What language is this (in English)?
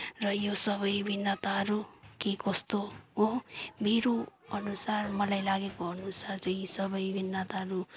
Nepali